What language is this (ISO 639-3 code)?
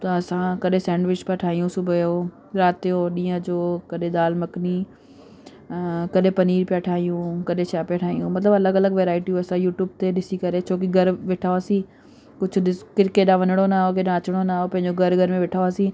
snd